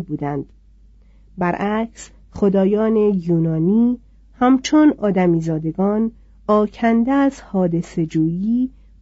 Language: Persian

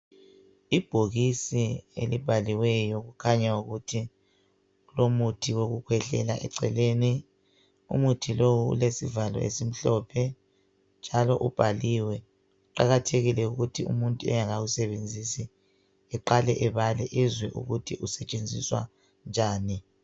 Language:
North Ndebele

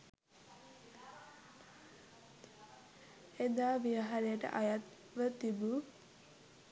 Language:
Sinhala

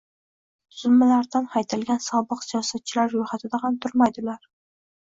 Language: Uzbek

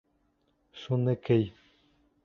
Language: Bashkir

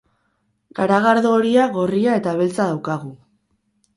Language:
Basque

